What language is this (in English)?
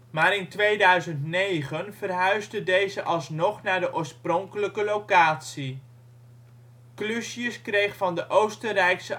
Dutch